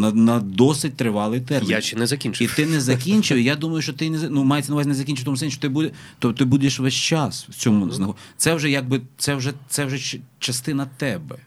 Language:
Ukrainian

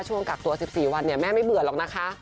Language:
Thai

